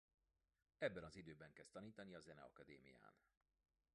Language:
Hungarian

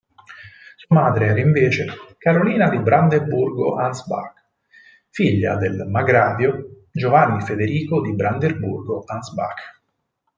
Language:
Italian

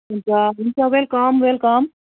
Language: Nepali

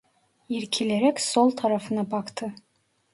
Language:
Turkish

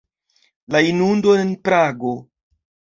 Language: Esperanto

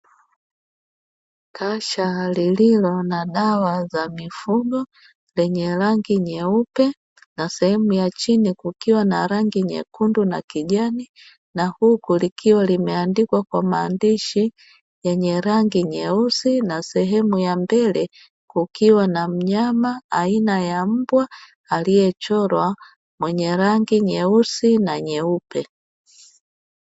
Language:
Swahili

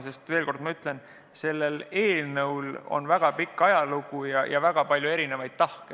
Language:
Estonian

